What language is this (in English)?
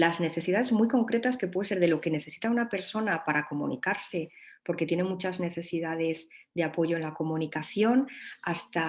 Spanish